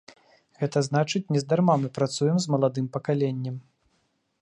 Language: Belarusian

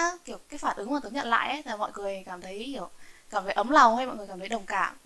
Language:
Vietnamese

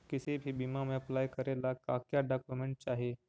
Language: Magahi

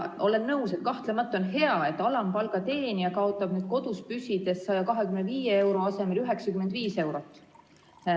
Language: Estonian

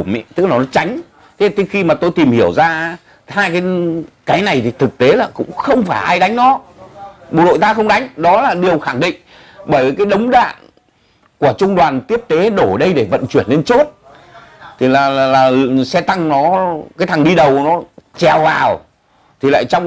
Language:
Vietnamese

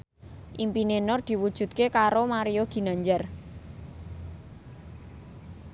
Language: Javanese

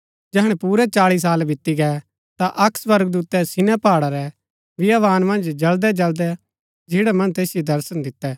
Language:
Gaddi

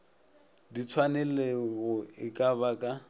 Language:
Northern Sotho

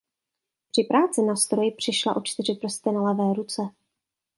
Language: Czech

